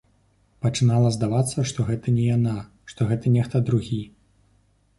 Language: Belarusian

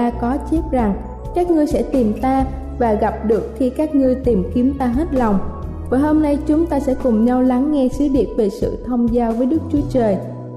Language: Vietnamese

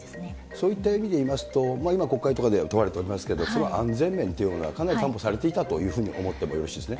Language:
Japanese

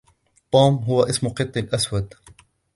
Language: Arabic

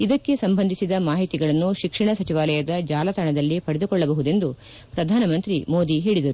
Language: Kannada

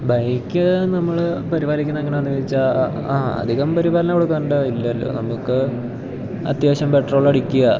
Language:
Malayalam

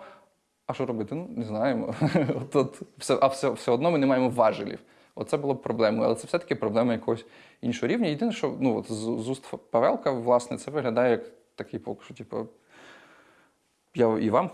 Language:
Ukrainian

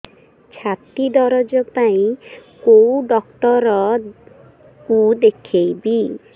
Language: Odia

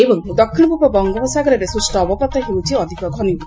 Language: Odia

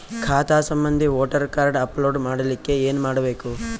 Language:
Kannada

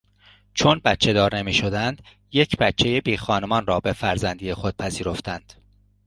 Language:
Persian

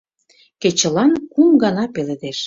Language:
Mari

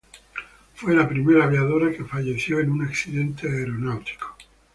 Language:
Spanish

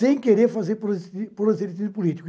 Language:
Portuguese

